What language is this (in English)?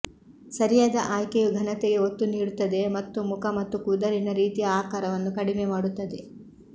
Kannada